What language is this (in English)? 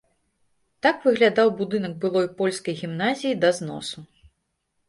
Belarusian